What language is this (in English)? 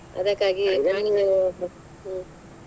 Kannada